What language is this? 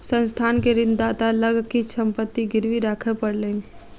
Maithili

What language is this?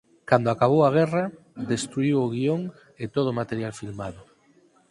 Galician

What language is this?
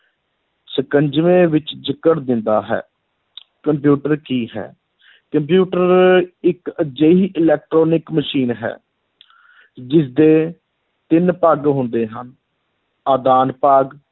Punjabi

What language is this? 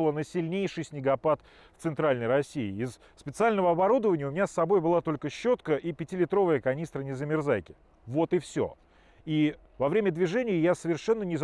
Russian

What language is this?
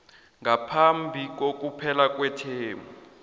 South Ndebele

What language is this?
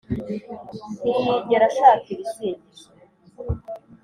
Kinyarwanda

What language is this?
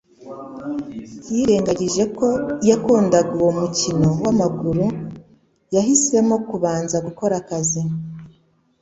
Kinyarwanda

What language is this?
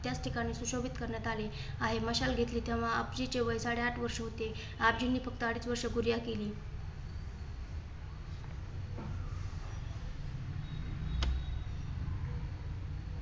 Marathi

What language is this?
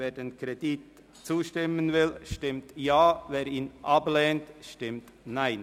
Swiss German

